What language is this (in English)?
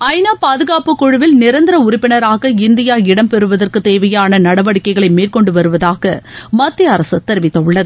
Tamil